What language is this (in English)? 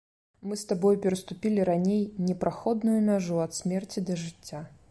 Belarusian